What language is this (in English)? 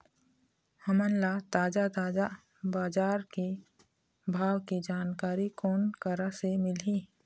Chhattisgarhi